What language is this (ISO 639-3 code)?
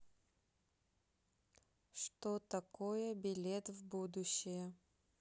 rus